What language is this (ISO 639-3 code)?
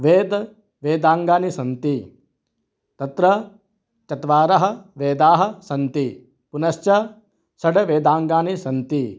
san